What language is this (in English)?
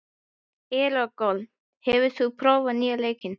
Icelandic